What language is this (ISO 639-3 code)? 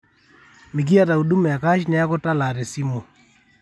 mas